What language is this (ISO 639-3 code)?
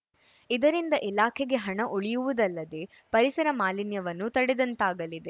kan